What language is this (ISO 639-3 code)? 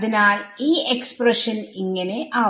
mal